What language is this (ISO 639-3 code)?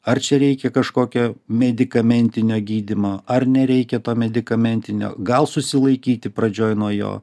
lit